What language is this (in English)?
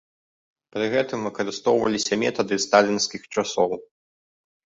Belarusian